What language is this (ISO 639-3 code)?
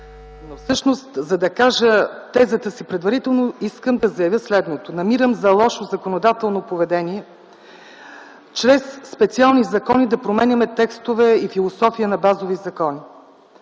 bul